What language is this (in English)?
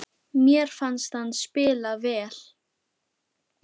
Icelandic